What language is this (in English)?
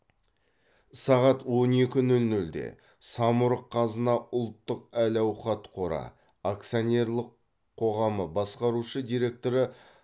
Kazakh